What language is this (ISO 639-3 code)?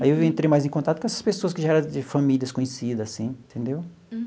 por